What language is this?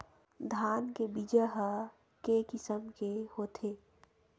Chhattisgarhi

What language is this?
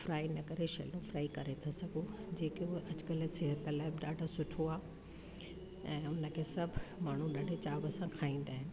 Sindhi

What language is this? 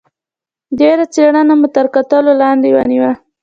Pashto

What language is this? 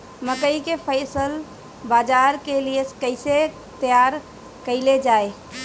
Bhojpuri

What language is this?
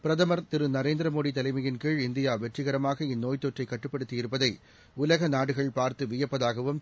Tamil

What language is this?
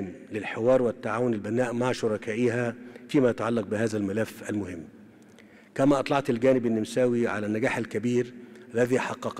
Arabic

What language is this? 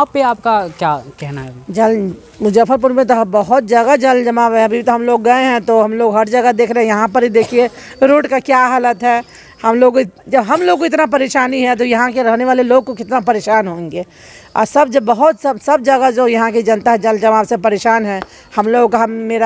Hindi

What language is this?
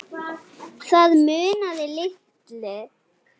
Icelandic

